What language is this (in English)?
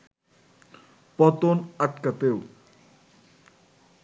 Bangla